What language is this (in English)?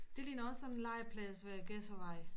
Danish